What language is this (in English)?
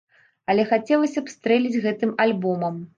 Belarusian